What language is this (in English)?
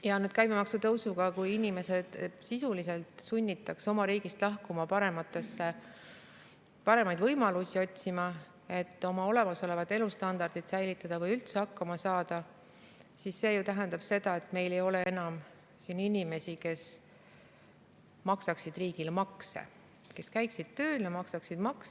Estonian